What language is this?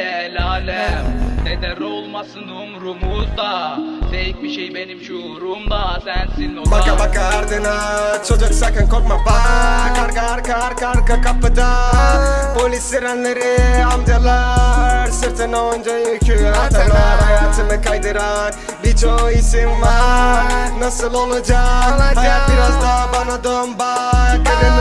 Turkish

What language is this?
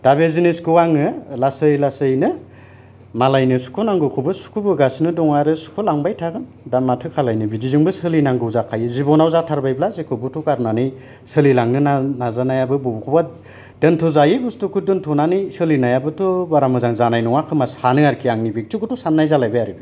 Bodo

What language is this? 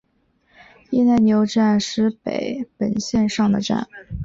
Chinese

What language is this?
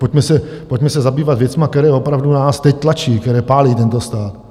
Czech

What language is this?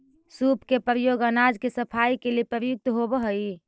Magahi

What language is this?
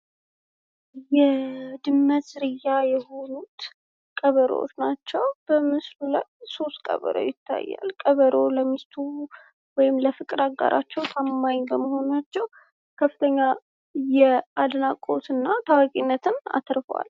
Amharic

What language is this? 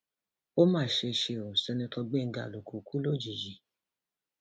Yoruba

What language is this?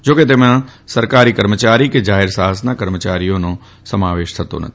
Gujarati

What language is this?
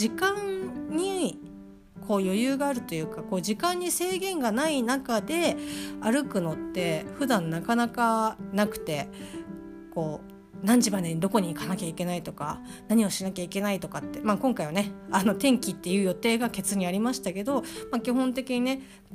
Japanese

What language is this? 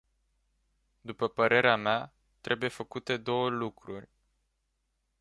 Romanian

